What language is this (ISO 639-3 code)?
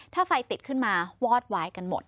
tha